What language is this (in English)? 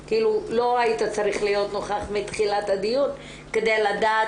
Hebrew